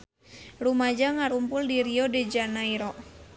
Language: Sundanese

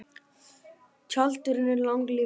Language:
Icelandic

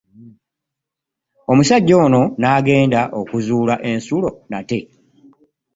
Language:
Ganda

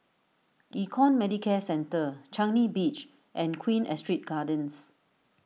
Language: English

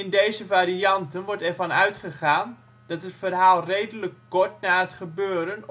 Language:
Dutch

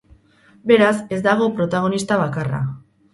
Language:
Basque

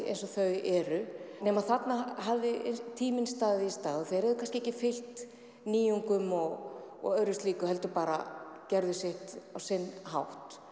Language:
Icelandic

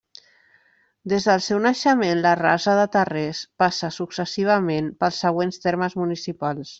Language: Catalan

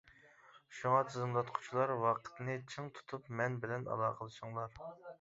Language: Uyghur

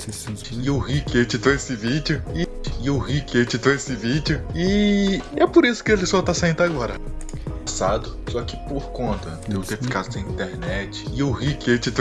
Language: Portuguese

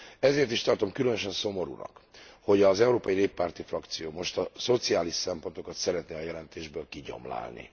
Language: Hungarian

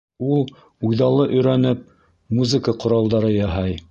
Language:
Bashkir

